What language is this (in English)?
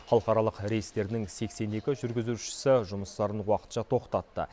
Kazakh